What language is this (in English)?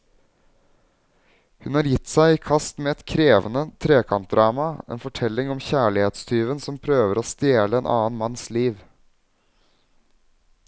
Norwegian